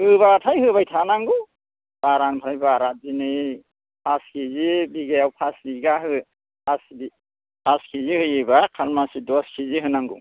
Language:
Bodo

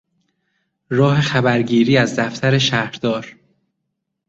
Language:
Persian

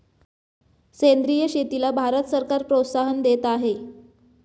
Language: Marathi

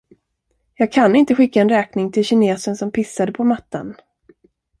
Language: Swedish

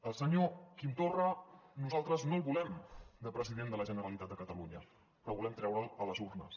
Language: Catalan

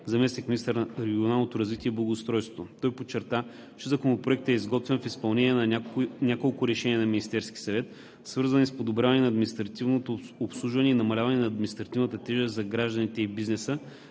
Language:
Bulgarian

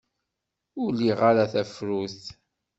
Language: Kabyle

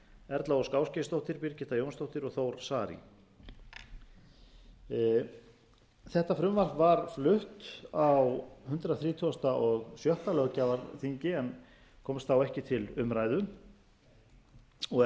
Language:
Icelandic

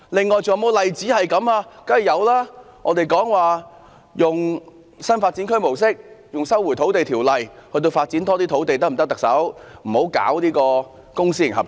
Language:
Cantonese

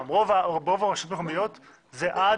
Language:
Hebrew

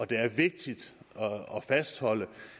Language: Danish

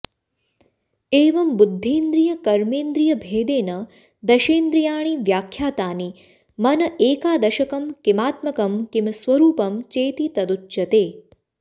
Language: Sanskrit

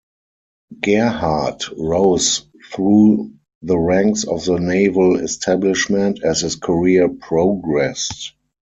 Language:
English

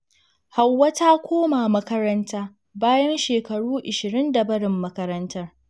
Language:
Hausa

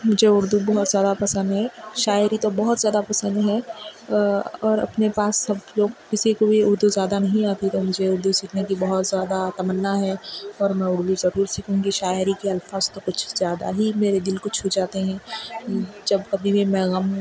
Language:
Urdu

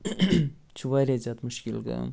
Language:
Kashmiri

